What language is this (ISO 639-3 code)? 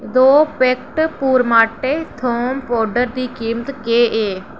doi